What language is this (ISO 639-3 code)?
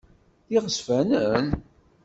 kab